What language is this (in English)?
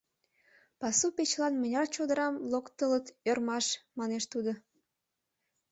Mari